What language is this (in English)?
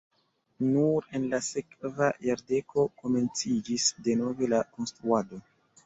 Esperanto